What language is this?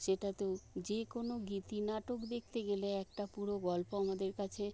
Bangla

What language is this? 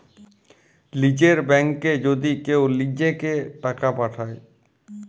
Bangla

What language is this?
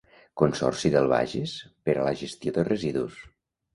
Catalan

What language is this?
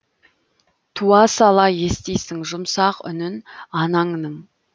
Kazakh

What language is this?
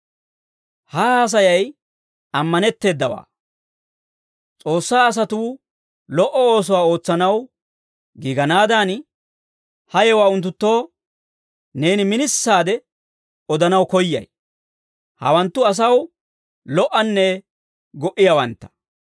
Dawro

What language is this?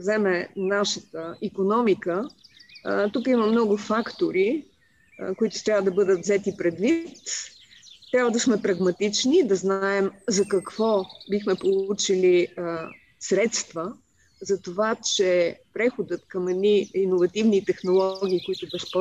Bulgarian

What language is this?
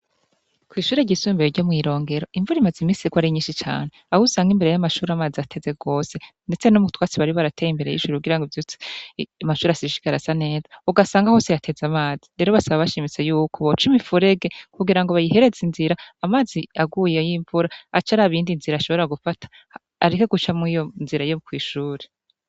Rundi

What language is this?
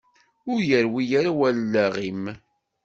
Kabyle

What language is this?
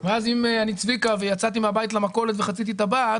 Hebrew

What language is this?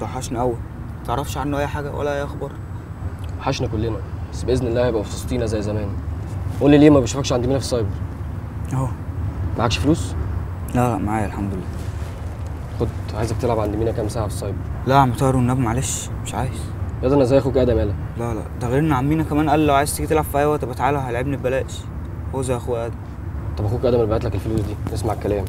Arabic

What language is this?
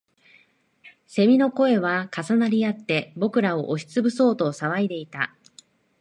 Japanese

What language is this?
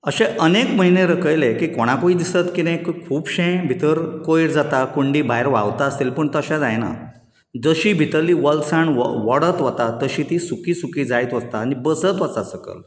Konkani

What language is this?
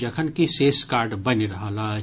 Maithili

